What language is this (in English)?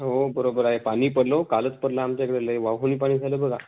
Marathi